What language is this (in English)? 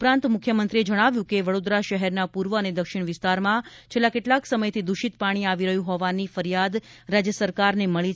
Gujarati